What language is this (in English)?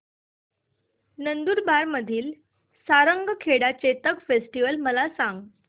Marathi